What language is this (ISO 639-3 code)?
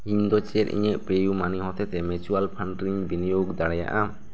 sat